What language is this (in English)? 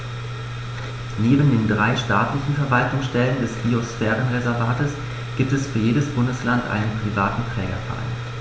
German